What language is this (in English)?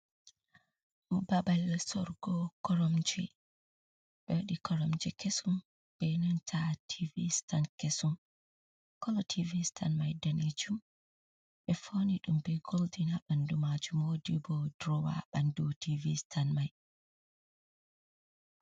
Fula